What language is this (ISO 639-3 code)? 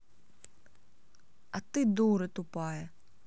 rus